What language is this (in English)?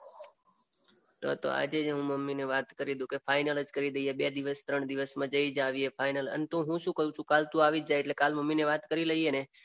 Gujarati